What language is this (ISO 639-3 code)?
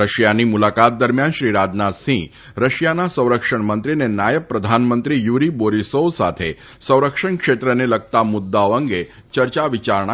guj